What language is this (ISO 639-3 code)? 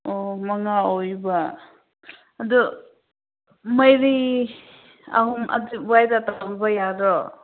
mni